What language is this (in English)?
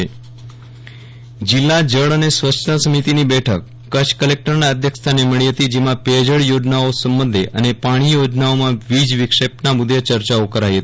Gujarati